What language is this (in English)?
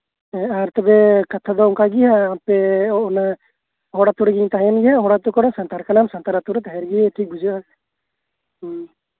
Santali